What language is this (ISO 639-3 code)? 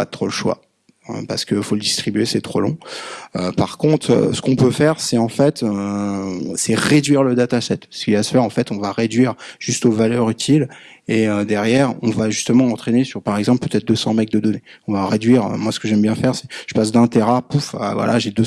fra